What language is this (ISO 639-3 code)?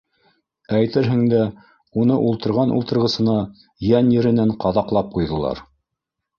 bak